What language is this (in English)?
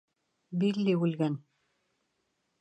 Bashkir